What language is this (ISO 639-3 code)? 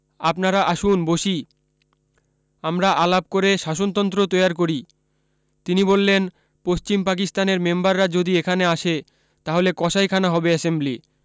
ben